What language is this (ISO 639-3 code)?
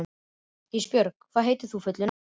isl